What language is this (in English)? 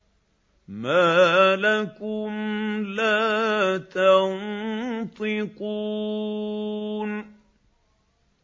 Arabic